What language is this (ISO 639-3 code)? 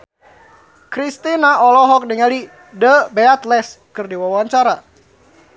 sun